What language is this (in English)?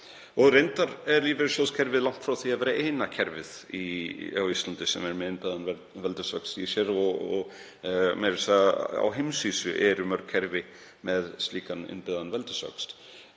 Icelandic